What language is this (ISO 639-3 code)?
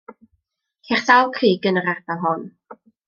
cym